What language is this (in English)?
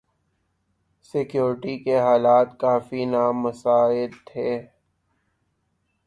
Urdu